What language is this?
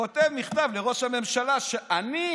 Hebrew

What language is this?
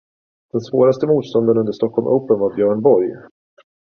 Swedish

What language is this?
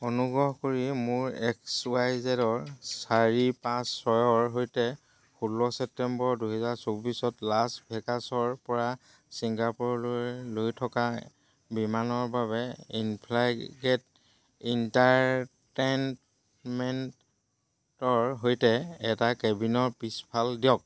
Assamese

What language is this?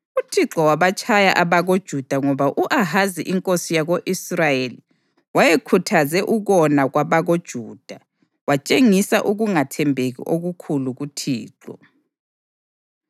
North Ndebele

